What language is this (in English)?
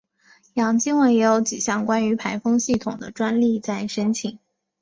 Chinese